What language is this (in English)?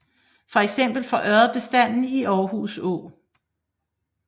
Danish